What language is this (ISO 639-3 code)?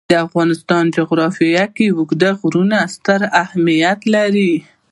pus